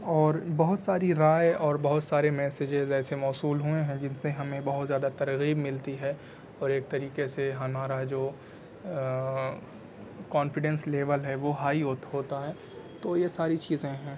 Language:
Urdu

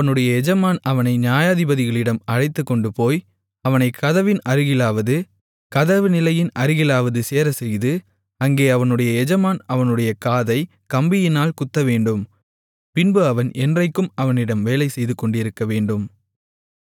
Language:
Tamil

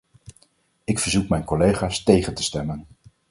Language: Dutch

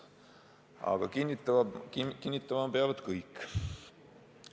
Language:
Estonian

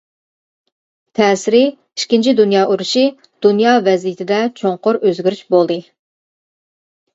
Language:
Uyghur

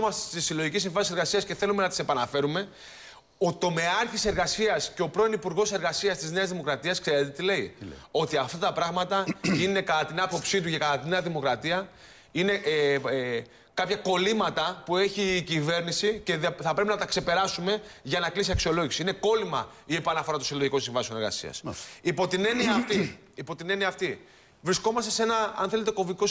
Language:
Greek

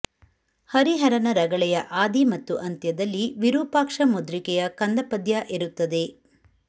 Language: Kannada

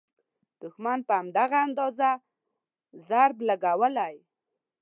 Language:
Pashto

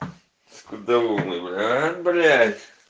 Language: Russian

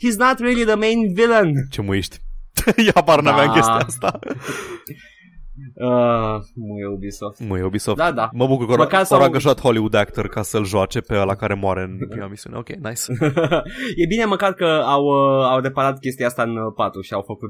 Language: Romanian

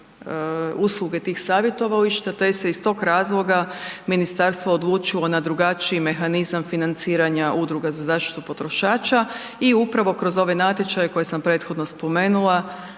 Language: Croatian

